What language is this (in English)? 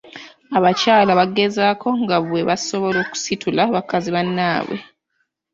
Ganda